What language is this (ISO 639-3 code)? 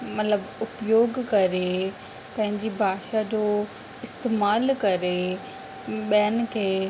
snd